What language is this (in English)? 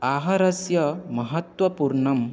Sanskrit